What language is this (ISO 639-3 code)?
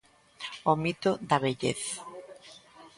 glg